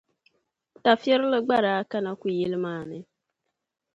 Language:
Dagbani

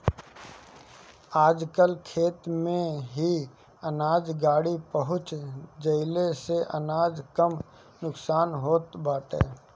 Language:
Bhojpuri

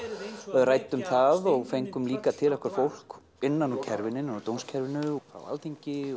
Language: Icelandic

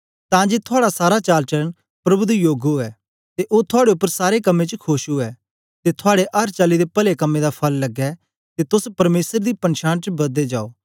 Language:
Dogri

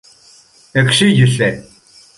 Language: Greek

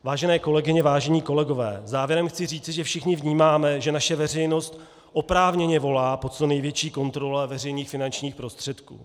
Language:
Czech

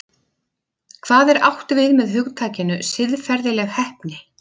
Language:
Icelandic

